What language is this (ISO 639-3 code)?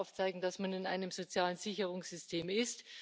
deu